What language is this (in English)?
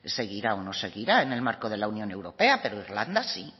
Spanish